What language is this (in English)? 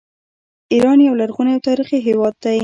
Pashto